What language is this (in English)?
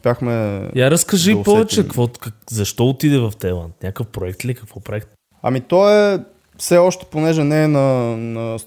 Bulgarian